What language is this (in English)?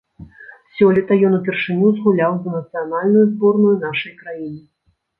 Belarusian